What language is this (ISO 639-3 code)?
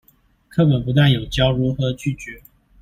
zho